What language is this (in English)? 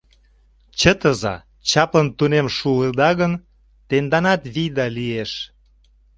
Mari